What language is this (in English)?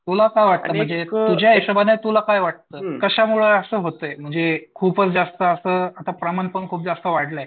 Marathi